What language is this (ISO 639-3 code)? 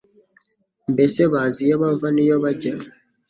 kin